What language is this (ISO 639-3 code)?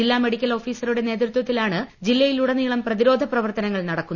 mal